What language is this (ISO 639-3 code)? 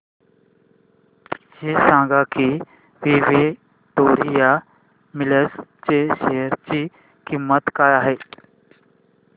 mar